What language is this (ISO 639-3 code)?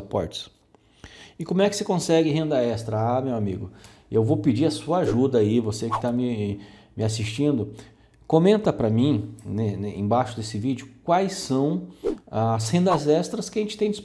por